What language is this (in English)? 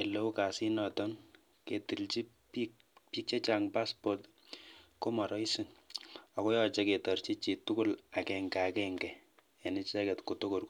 Kalenjin